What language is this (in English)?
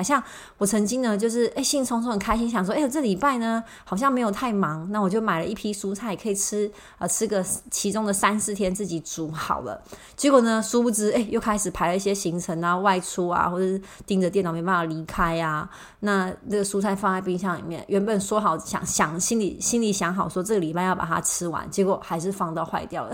Chinese